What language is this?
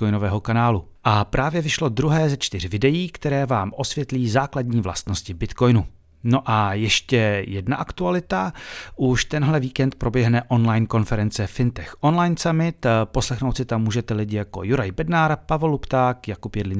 Czech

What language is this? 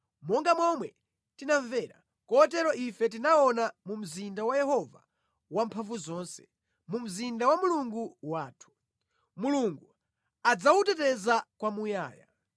Nyanja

